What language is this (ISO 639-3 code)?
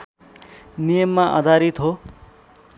nep